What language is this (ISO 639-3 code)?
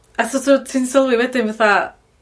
cym